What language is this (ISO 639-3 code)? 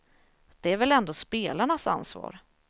swe